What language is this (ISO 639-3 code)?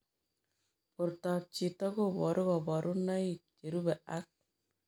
kln